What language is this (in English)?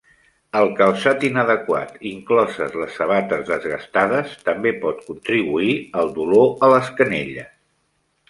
Catalan